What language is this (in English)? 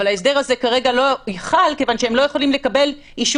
Hebrew